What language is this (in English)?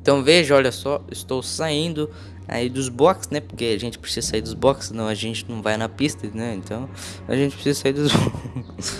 Portuguese